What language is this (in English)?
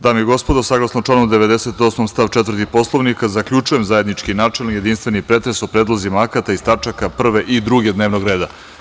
Serbian